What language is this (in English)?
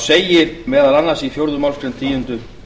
Icelandic